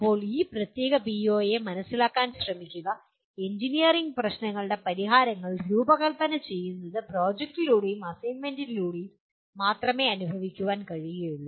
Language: Malayalam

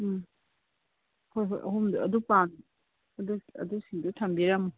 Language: Manipuri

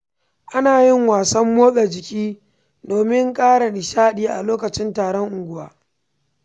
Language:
Hausa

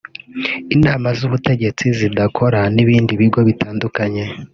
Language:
Kinyarwanda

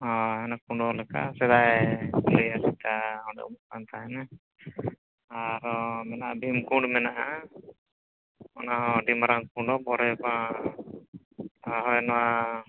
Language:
Santali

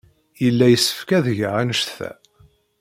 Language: Kabyle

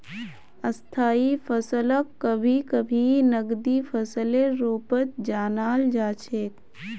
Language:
Magahi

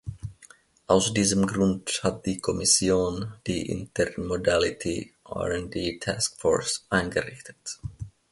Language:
German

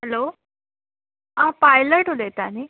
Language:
Konkani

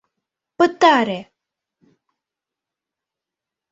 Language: Mari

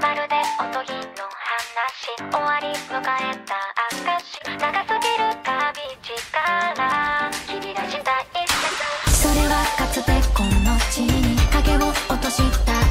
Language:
Japanese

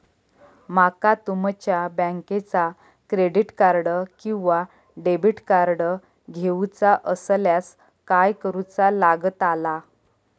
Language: Marathi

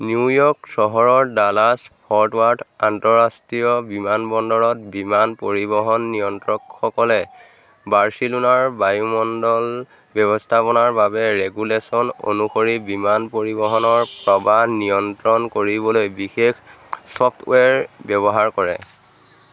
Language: Assamese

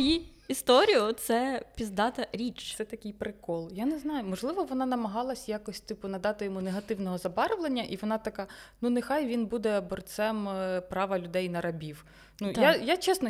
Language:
Ukrainian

